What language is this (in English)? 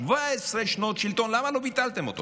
Hebrew